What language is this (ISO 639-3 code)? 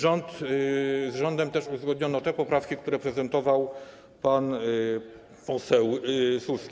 pol